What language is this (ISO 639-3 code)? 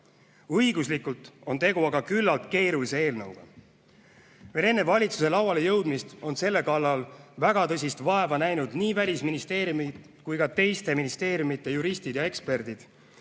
est